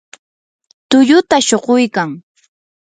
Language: Yanahuanca Pasco Quechua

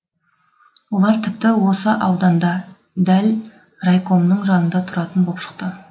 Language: Kazakh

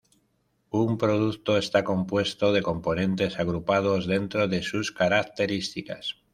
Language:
Spanish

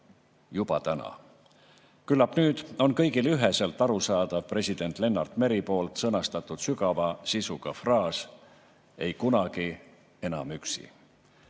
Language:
Estonian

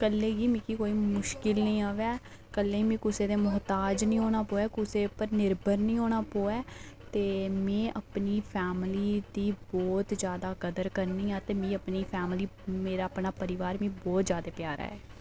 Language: Dogri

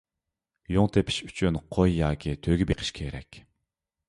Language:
Uyghur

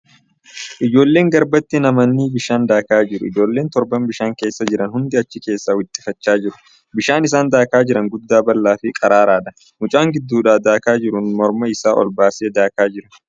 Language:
Oromo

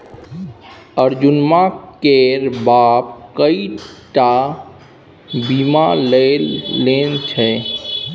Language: Maithili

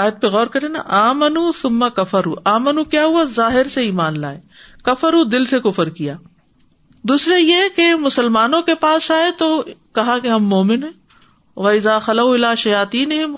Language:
Urdu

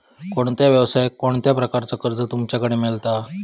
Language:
Marathi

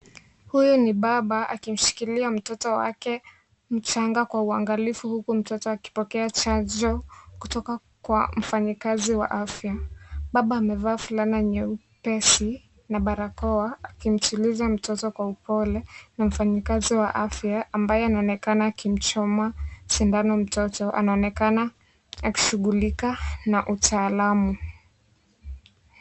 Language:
Swahili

